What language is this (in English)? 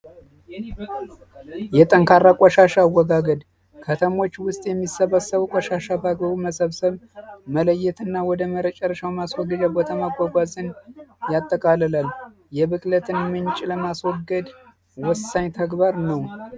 Amharic